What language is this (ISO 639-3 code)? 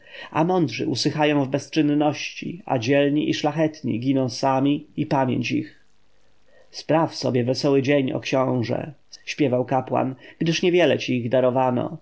pol